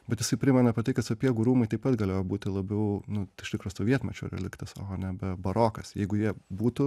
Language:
Lithuanian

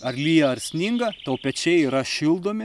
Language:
Lithuanian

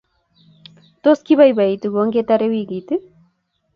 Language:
Kalenjin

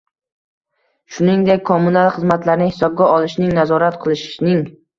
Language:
Uzbek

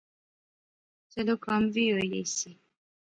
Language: Pahari-Potwari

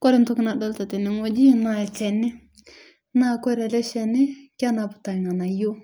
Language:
Masai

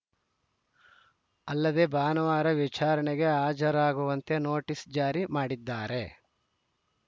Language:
Kannada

